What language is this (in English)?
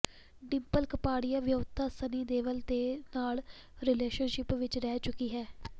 Punjabi